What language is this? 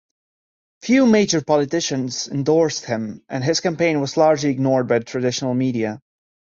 English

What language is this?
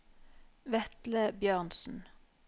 Norwegian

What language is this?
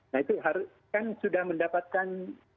Indonesian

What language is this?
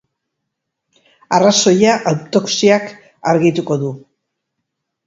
Basque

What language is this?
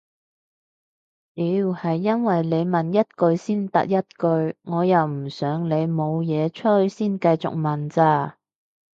Cantonese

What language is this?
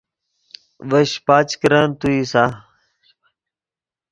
Yidgha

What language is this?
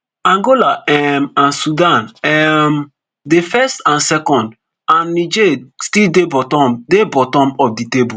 Nigerian Pidgin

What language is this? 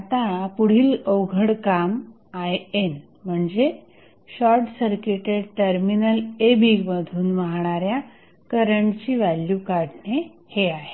Marathi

